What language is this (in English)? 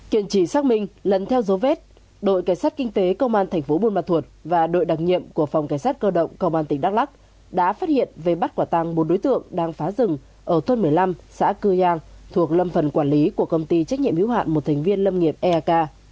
Vietnamese